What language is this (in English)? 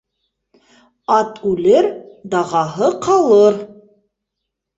Bashkir